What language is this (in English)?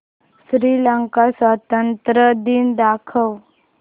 Marathi